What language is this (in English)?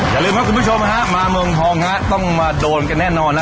Thai